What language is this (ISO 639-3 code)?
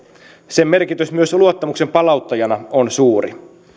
fin